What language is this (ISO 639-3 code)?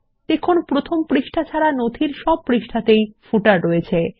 ben